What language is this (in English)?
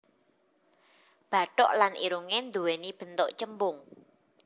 Javanese